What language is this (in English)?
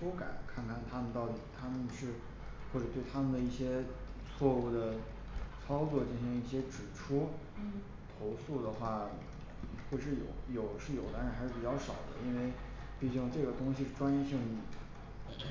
Chinese